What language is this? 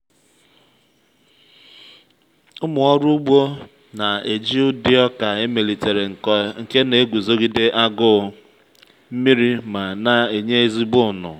Igbo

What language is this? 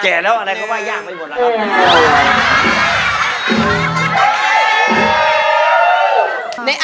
Thai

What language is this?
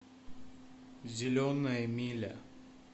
Russian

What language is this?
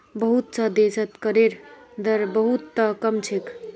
Magahi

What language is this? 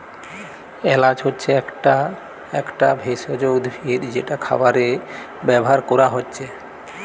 Bangla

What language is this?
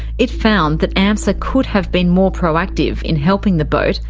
English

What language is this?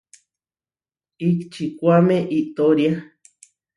Huarijio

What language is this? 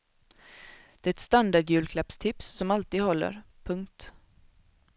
Swedish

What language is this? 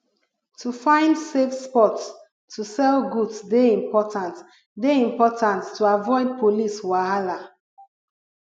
Nigerian Pidgin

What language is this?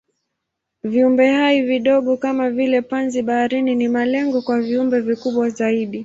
Swahili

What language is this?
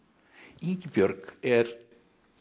Icelandic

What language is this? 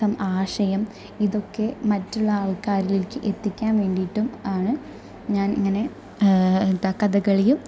Malayalam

